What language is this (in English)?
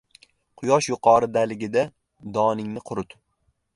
Uzbek